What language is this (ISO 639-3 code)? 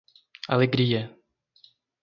por